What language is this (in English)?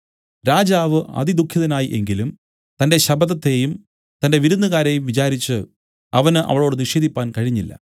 Malayalam